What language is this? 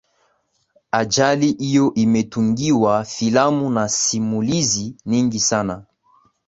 Swahili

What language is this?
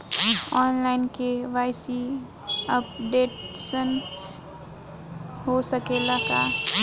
Bhojpuri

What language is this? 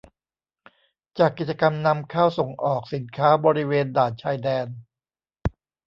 Thai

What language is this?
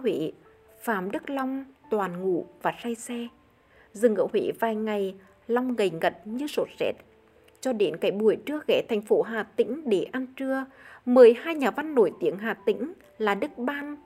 Vietnamese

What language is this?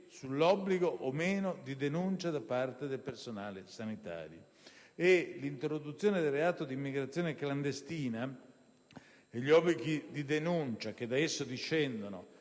Italian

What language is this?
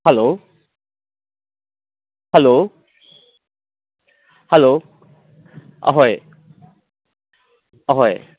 Manipuri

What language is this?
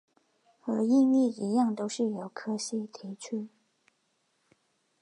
Chinese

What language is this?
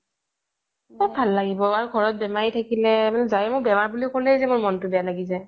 Assamese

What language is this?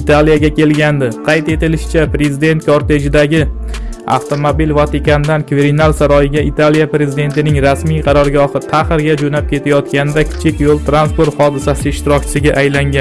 Turkish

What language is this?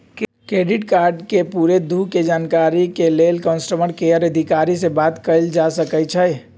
Magahi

